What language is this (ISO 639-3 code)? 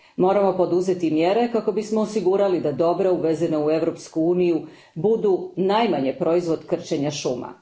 hrv